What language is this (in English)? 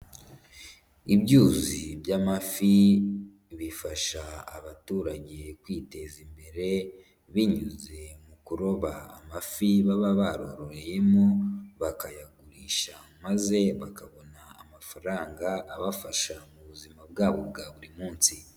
Kinyarwanda